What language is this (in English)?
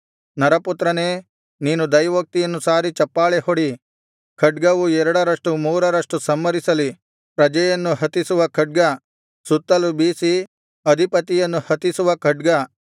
Kannada